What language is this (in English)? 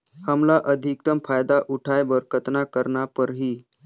Chhattisgarhi